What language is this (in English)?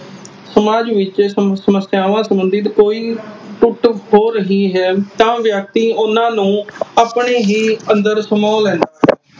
Punjabi